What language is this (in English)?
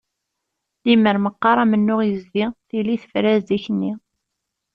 Kabyle